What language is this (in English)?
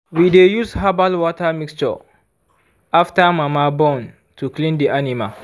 Nigerian Pidgin